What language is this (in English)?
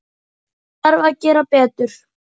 Icelandic